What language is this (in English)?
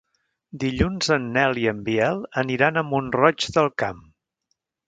Catalan